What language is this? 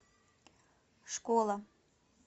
Russian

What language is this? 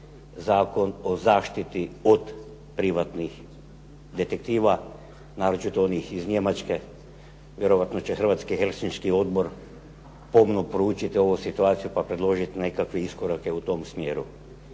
Croatian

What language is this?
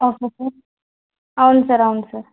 Telugu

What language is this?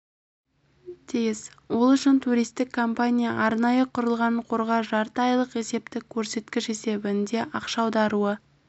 Kazakh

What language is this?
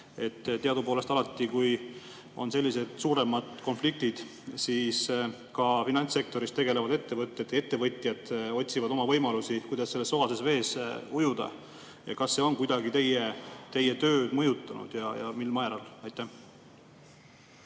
Estonian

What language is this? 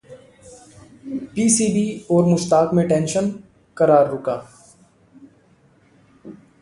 Hindi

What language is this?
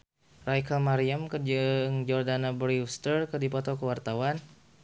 Sundanese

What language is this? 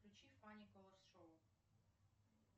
Russian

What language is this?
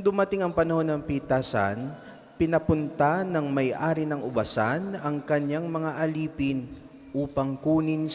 Filipino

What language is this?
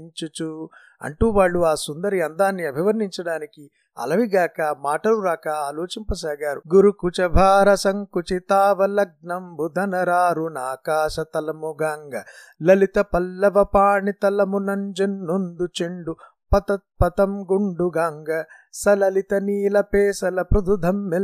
Telugu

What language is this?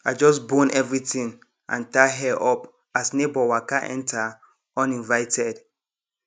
Nigerian Pidgin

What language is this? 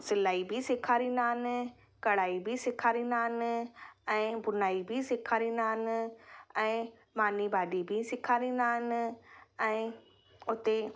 Sindhi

